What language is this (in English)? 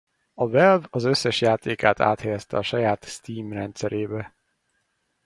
Hungarian